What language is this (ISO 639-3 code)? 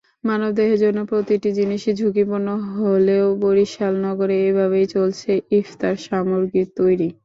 ben